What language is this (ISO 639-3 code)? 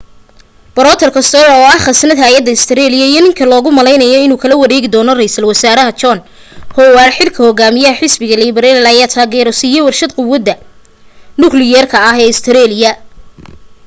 som